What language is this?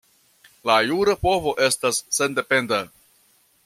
Esperanto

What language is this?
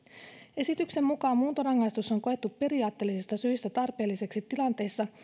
Finnish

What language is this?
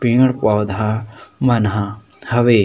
Chhattisgarhi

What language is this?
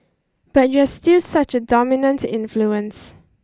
English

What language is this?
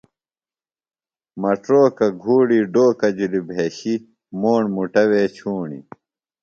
Phalura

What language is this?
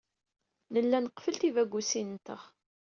Kabyle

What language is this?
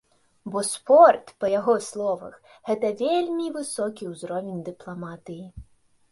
Belarusian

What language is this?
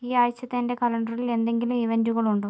Malayalam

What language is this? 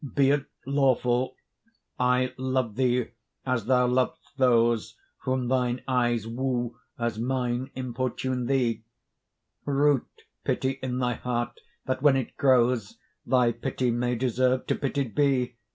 English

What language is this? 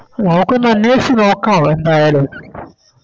Malayalam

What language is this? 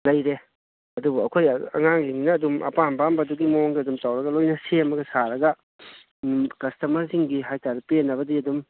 Manipuri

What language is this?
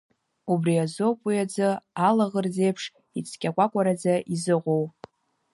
Abkhazian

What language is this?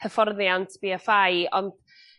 Welsh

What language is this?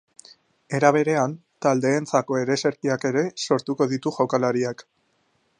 Basque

